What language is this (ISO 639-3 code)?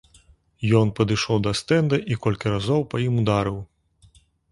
bel